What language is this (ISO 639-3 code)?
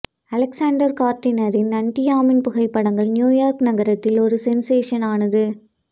tam